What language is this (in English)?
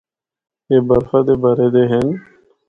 Northern Hindko